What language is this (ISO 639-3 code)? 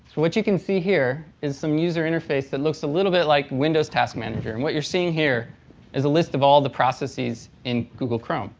eng